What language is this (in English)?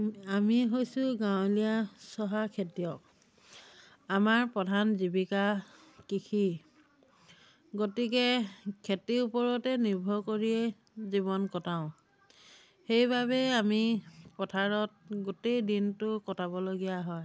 Assamese